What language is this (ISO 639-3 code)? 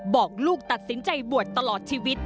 tha